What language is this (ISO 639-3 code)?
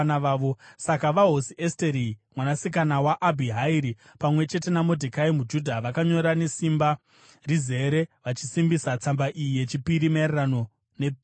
sna